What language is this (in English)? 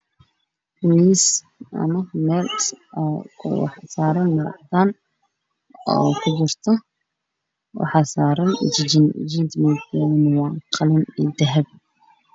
Somali